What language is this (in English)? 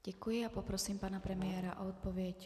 Czech